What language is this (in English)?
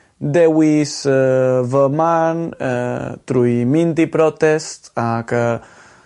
Welsh